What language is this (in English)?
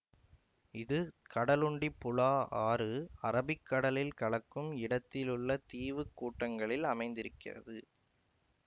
Tamil